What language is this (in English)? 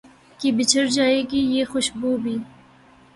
Urdu